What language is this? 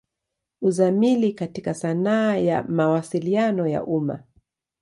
Swahili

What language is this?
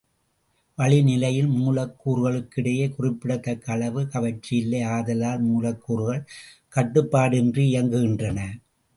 Tamil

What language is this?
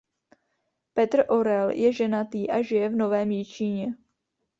Czech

